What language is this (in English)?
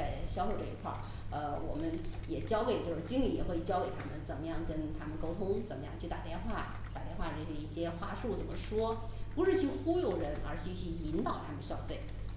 Chinese